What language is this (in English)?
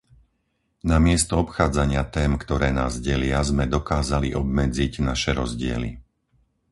Slovak